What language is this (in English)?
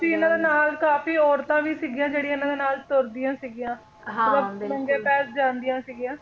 Punjabi